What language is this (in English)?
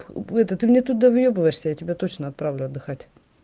Russian